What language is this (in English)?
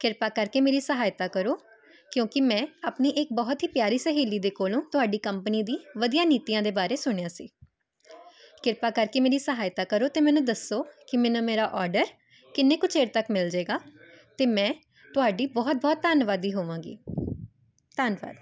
Punjabi